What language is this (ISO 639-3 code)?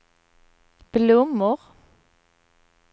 swe